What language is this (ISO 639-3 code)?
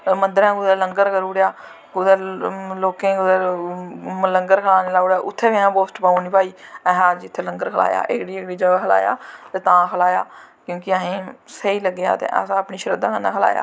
doi